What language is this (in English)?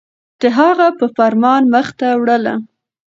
Pashto